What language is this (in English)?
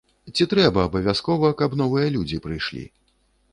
Belarusian